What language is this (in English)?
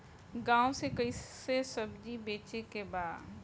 Bhojpuri